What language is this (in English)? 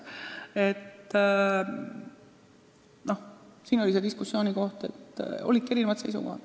Estonian